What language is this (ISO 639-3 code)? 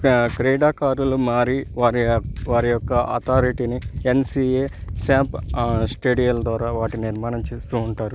tel